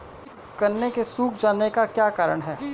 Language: Hindi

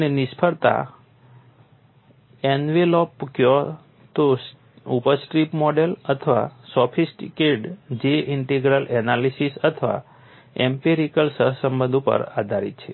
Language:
Gujarati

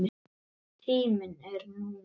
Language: Icelandic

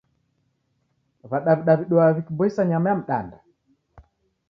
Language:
Taita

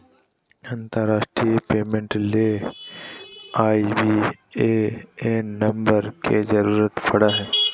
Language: Magahi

